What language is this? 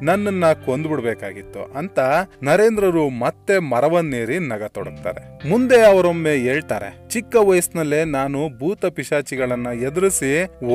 Kannada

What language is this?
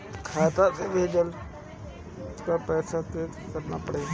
Bhojpuri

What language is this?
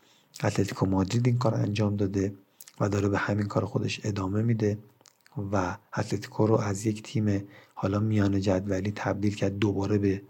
Persian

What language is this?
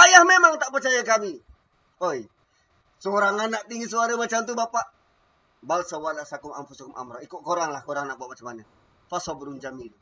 Malay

